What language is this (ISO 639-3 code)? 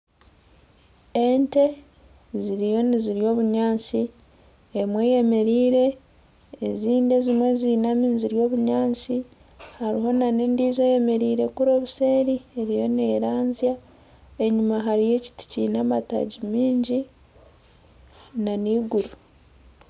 nyn